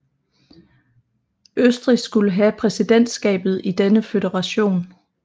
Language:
Danish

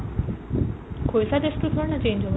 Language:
Assamese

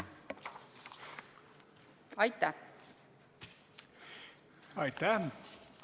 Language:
Estonian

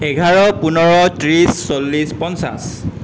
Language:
Assamese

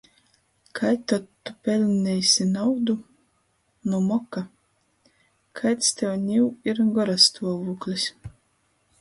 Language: Latgalian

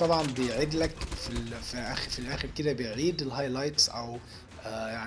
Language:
Arabic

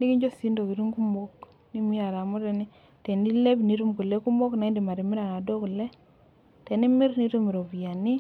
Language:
Masai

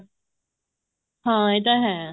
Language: Punjabi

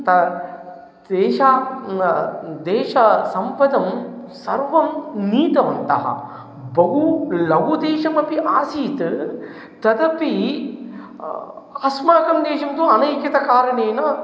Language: Sanskrit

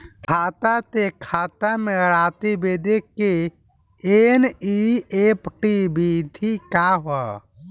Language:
Bhojpuri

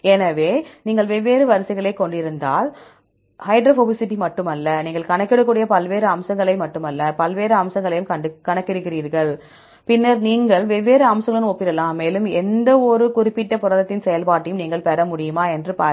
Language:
Tamil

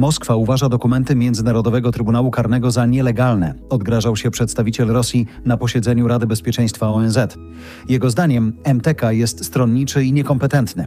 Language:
Polish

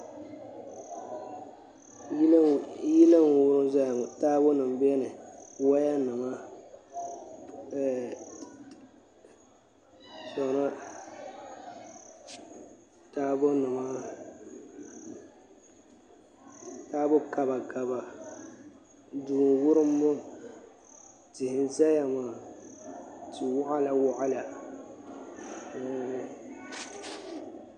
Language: Dagbani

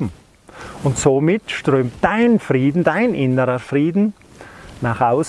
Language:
German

